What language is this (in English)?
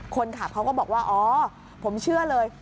Thai